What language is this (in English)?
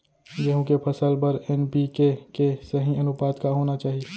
Chhattisgarhi